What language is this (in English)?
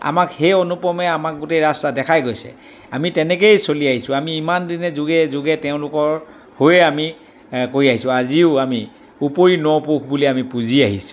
Assamese